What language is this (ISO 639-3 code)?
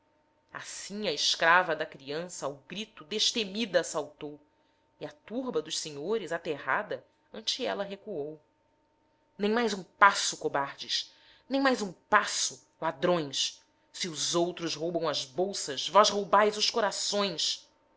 por